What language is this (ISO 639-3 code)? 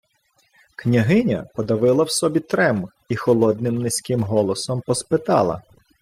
ukr